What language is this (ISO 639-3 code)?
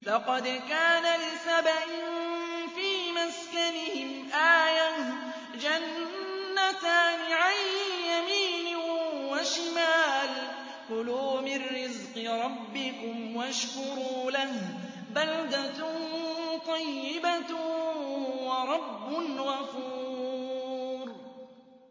ara